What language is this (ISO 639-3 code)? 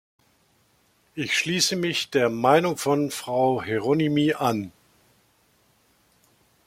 deu